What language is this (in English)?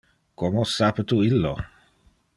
Interlingua